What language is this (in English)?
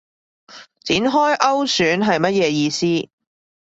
Cantonese